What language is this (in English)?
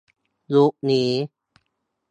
Thai